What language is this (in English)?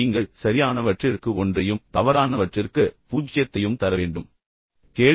Tamil